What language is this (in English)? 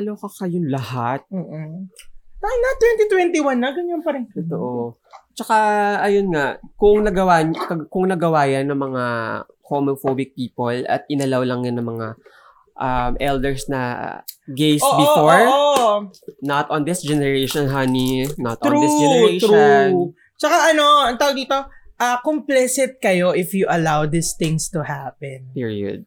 Filipino